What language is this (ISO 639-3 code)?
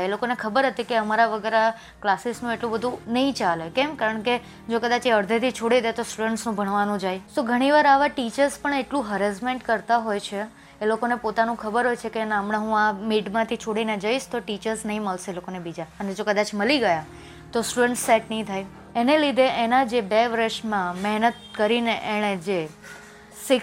guj